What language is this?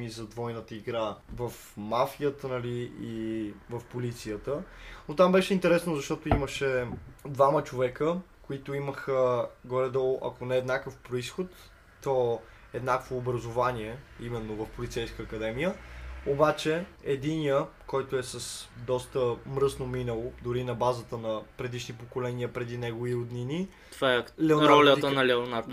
Bulgarian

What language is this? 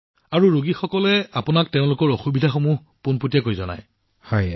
Assamese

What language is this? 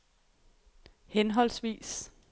Danish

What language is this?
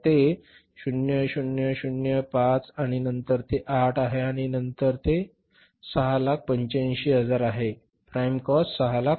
Marathi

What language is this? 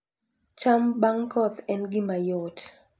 Luo (Kenya and Tanzania)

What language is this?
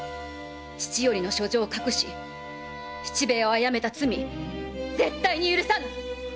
Japanese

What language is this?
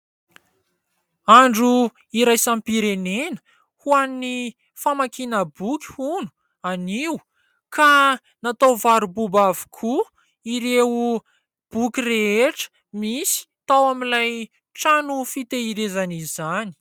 Malagasy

